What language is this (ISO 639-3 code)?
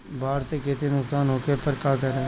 bho